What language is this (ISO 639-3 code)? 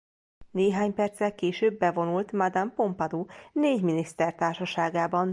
hun